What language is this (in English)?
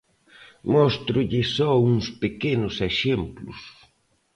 Galician